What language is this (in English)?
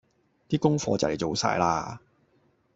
Cantonese